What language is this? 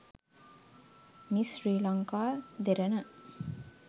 Sinhala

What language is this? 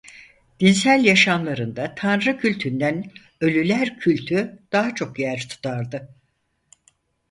Turkish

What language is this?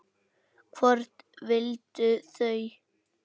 Icelandic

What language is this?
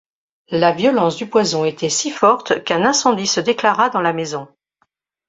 French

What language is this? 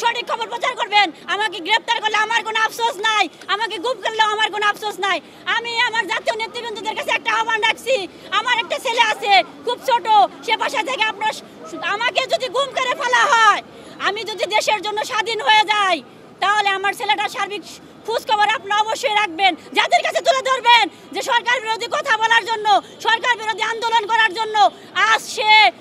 Turkish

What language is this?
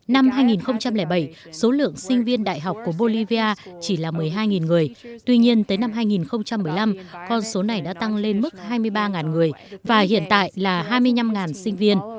Vietnamese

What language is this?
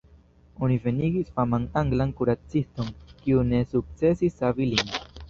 Esperanto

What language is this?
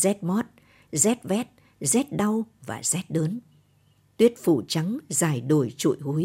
Vietnamese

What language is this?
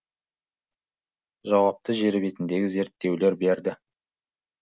Kazakh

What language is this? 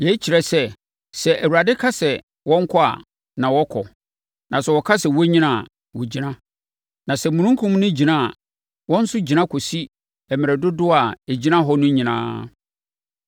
Akan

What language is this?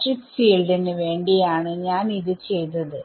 Malayalam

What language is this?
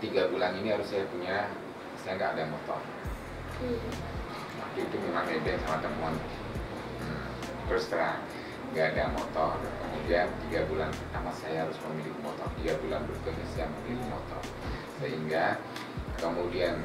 Indonesian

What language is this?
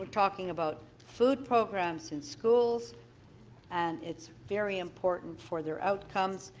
English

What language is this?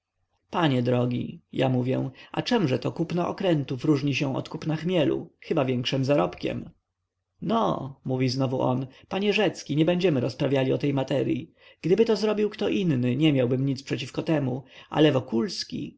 Polish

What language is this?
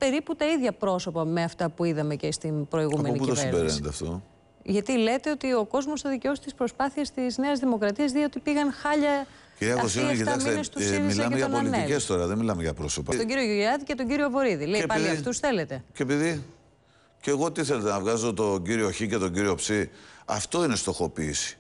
Greek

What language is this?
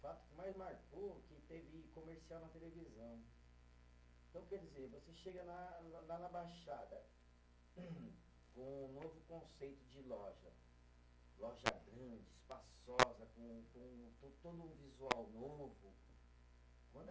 Portuguese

